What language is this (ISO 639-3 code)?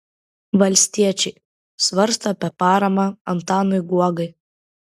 lit